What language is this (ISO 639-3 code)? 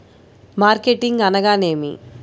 tel